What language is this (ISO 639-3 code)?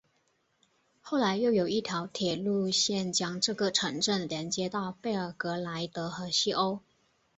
zho